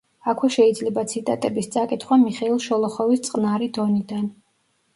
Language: Georgian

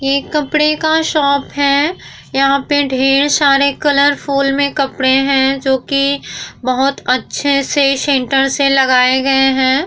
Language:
Hindi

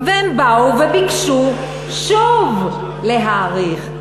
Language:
Hebrew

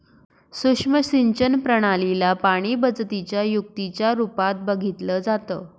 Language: Marathi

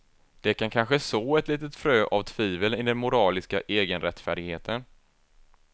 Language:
Swedish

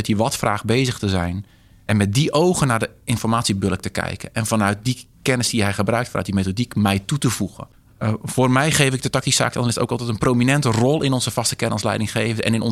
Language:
Dutch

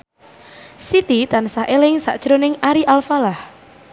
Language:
Javanese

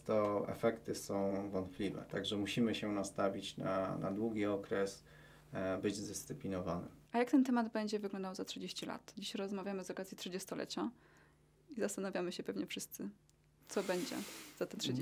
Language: Polish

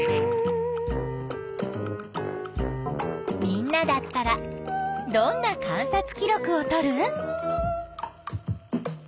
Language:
Japanese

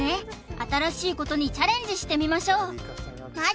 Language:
Japanese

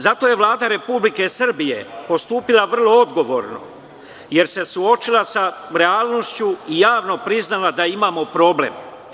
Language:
Serbian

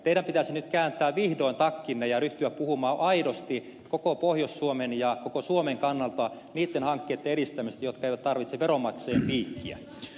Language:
Finnish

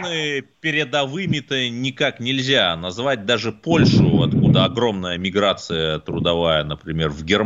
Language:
Russian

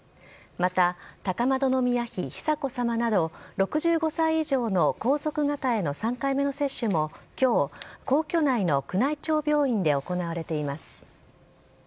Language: Japanese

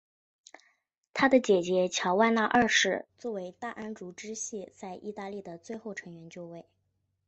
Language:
Chinese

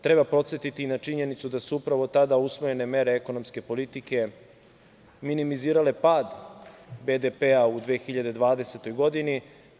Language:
Serbian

